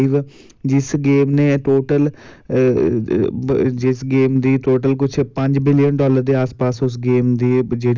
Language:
Dogri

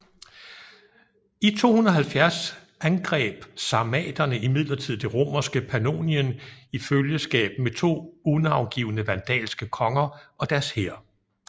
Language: Danish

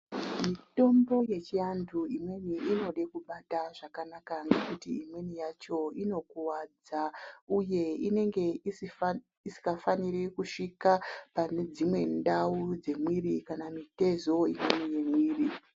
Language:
Ndau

